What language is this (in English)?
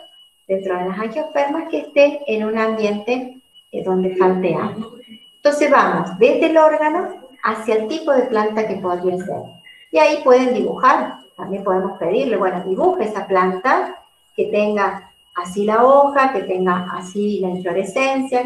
Spanish